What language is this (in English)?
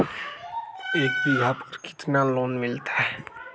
Magahi